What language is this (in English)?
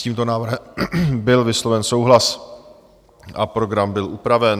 Czech